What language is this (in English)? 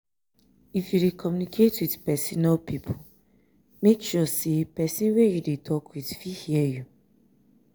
Nigerian Pidgin